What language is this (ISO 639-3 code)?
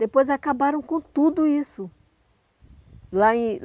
por